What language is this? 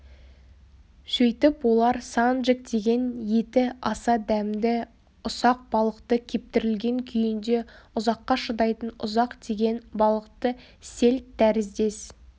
Kazakh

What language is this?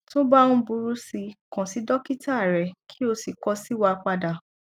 Yoruba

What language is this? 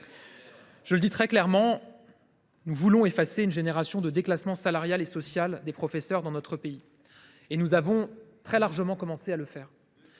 French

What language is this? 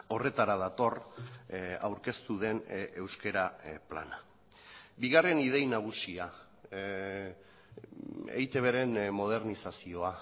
Basque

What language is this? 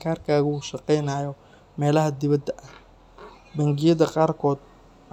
Somali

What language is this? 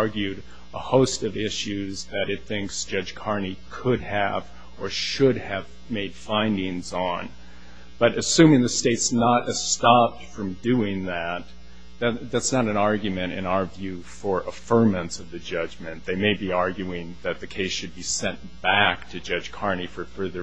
English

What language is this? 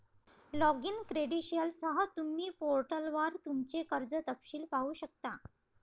Marathi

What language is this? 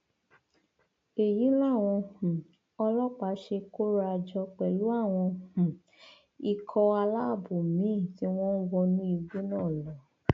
Yoruba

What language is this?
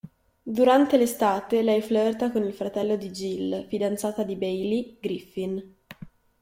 Italian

